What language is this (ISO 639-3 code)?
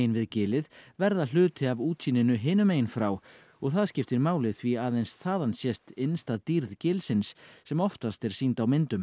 isl